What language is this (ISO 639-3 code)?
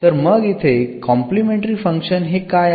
mar